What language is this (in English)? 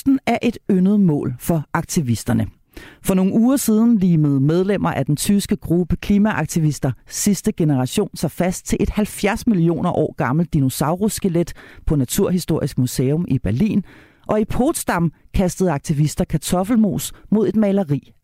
Danish